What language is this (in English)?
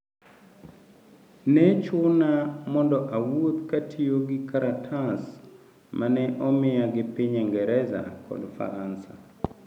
Luo (Kenya and Tanzania)